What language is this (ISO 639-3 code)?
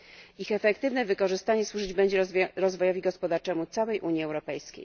pol